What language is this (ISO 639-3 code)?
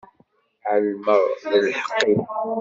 kab